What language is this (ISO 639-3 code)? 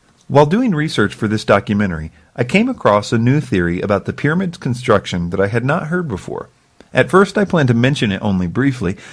eng